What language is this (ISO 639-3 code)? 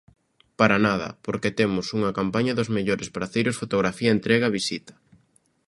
glg